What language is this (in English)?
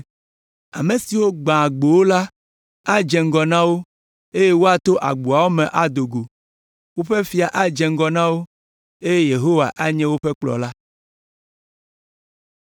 Ewe